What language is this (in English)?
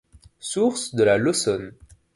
French